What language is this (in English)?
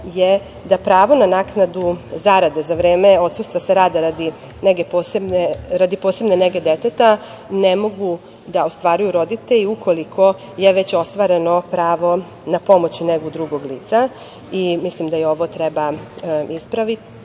Serbian